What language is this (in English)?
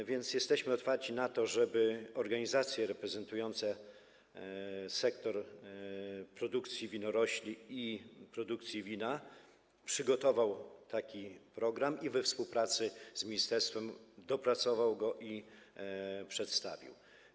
Polish